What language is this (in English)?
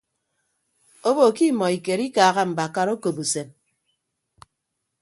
Ibibio